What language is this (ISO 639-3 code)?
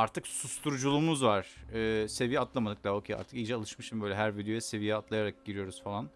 tur